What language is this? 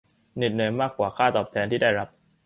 Thai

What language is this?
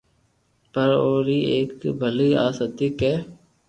Loarki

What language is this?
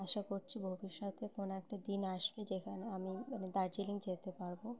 Bangla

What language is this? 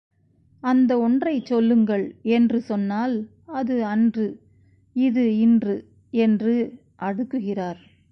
Tamil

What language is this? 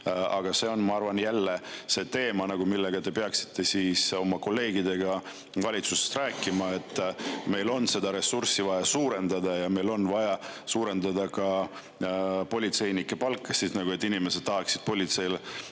Estonian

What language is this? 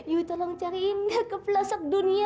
Indonesian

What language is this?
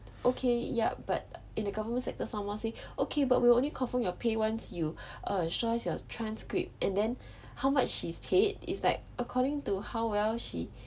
English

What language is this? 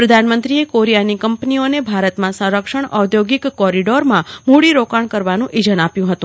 Gujarati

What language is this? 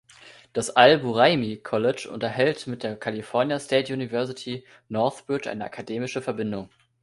German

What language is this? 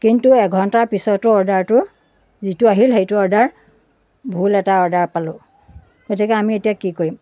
Assamese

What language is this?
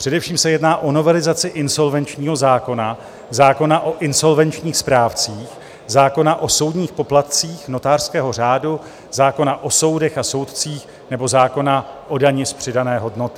Czech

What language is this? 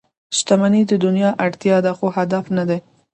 Pashto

